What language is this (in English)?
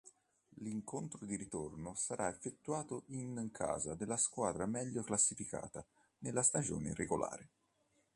Italian